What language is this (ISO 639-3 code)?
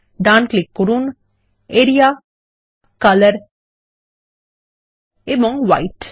ben